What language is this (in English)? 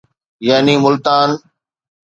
Sindhi